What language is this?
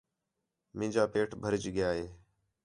Khetrani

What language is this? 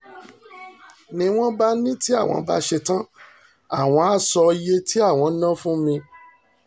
Yoruba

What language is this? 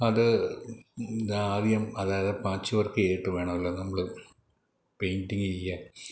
Malayalam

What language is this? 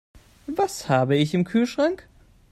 German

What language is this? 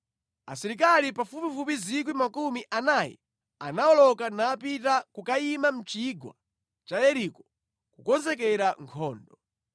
Nyanja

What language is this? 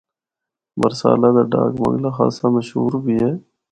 Northern Hindko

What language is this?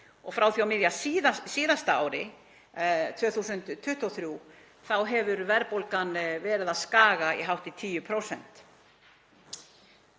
Icelandic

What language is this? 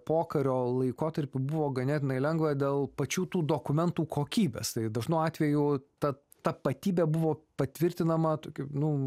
Lithuanian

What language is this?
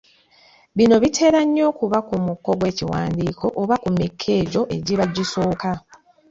Ganda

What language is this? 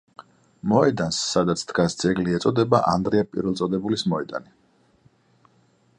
Georgian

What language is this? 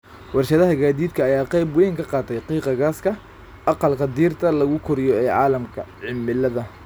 Somali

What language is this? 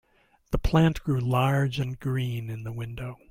English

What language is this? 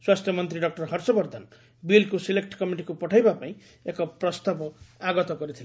Odia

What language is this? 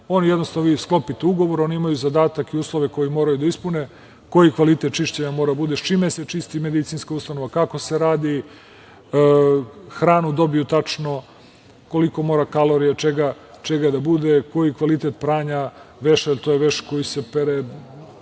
Serbian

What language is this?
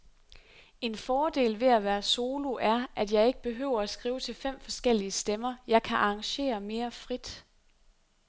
Danish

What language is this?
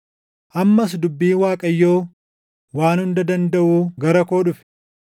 Oromo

